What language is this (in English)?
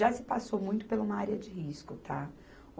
Portuguese